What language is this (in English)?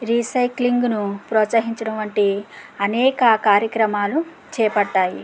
Telugu